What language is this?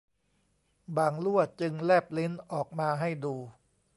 Thai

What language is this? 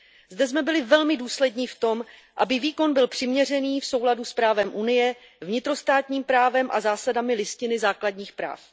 Czech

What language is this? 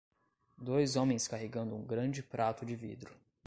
Portuguese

